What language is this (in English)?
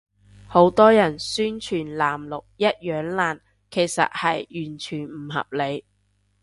Cantonese